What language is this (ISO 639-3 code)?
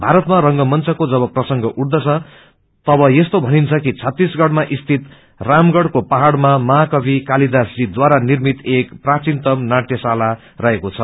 nep